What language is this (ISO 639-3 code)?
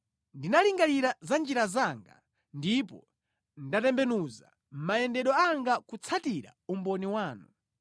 nya